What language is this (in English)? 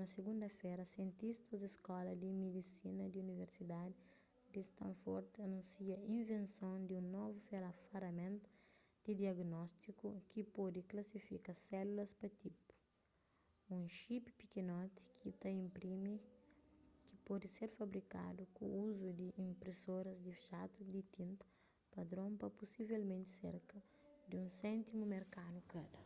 Kabuverdianu